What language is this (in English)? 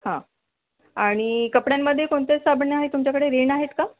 Marathi